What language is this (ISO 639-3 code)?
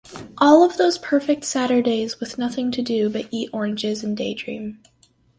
eng